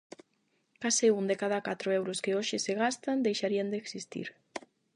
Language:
Galician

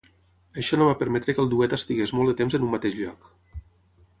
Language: Catalan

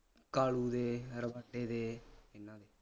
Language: Punjabi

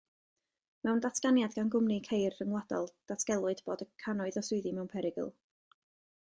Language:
Welsh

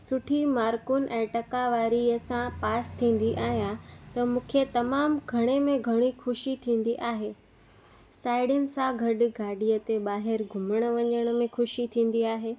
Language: Sindhi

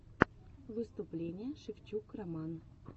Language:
Russian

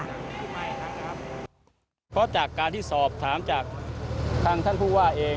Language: Thai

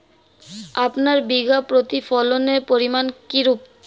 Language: Bangla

